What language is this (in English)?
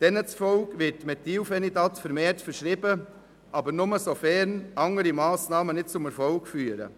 Swiss German